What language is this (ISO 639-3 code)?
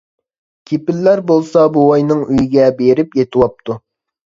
uig